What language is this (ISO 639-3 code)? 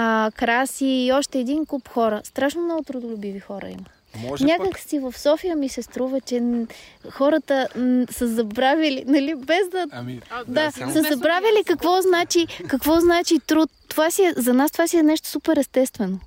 bul